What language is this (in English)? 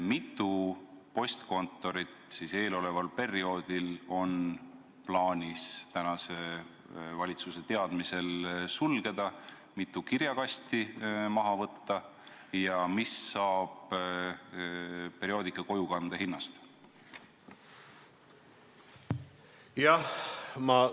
Estonian